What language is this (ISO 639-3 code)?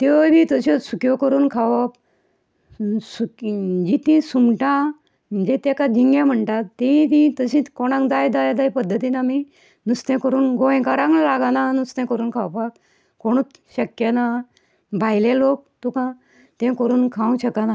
kok